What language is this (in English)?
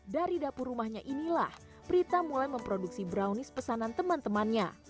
Indonesian